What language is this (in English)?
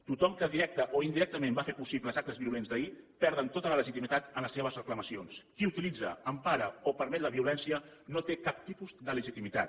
Catalan